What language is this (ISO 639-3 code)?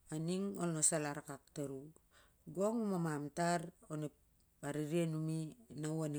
sjr